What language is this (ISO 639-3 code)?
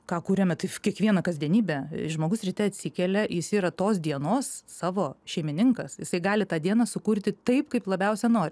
lit